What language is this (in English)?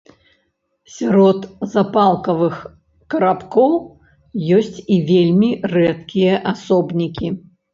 Belarusian